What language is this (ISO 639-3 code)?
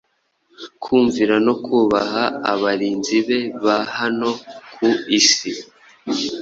kin